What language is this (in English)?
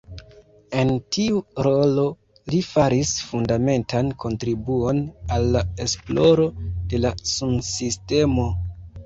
Esperanto